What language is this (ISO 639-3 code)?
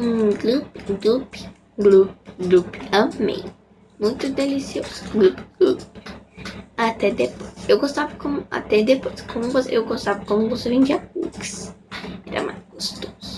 por